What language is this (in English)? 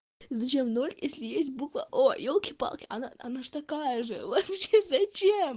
Russian